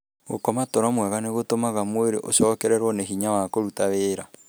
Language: Kikuyu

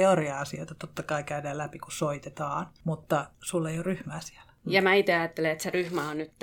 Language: Finnish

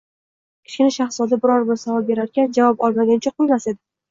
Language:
Uzbek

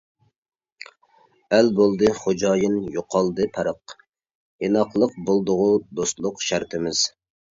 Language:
Uyghur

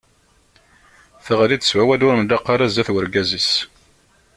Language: Kabyle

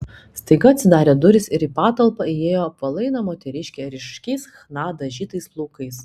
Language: Lithuanian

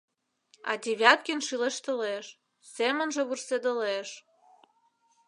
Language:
Mari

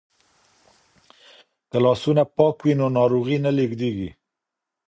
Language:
Pashto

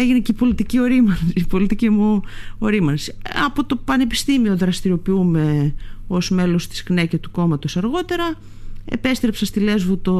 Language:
Greek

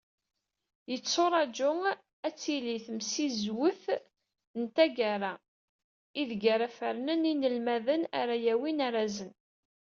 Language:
Kabyle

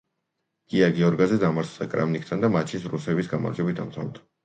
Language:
Georgian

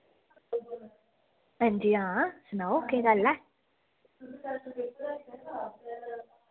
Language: Dogri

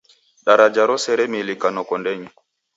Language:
Taita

